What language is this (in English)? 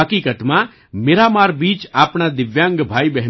Gujarati